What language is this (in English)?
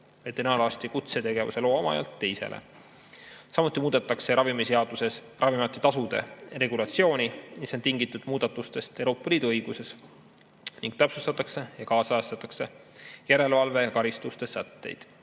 Estonian